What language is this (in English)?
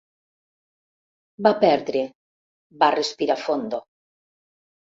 Catalan